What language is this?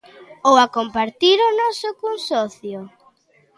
Galician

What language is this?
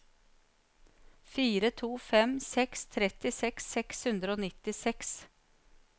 Norwegian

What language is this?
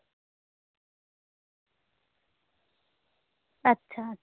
Santali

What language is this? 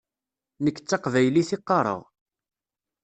Kabyle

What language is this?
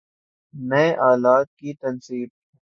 Urdu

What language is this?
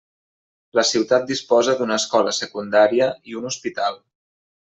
Catalan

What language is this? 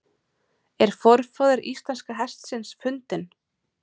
Icelandic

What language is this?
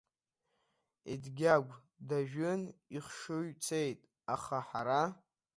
Abkhazian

